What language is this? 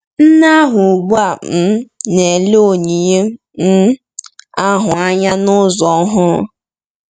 Igbo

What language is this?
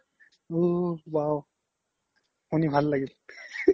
Assamese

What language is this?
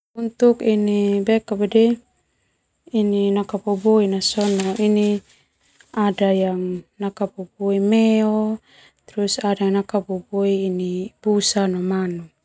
Termanu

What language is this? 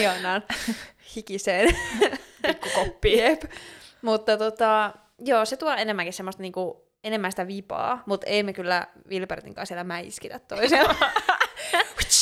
Finnish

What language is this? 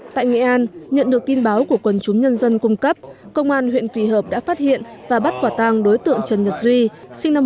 Vietnamese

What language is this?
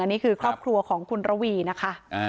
Thai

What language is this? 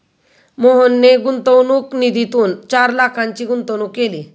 Marathi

